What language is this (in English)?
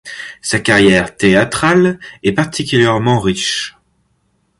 French